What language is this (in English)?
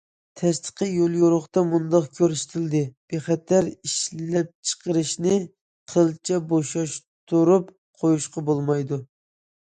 Uyghur